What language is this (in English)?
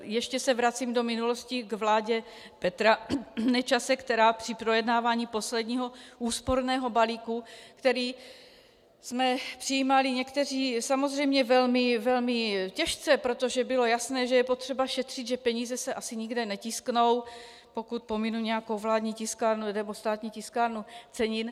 Czech